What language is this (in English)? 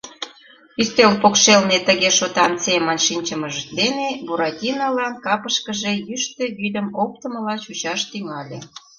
Mari